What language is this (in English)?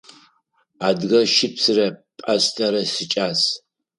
Adyghe